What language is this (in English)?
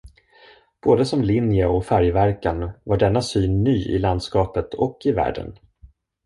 Swedish